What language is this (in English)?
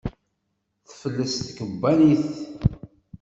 Kabyle